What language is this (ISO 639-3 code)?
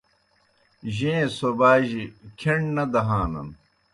plk